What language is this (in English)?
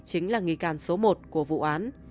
Vietnamese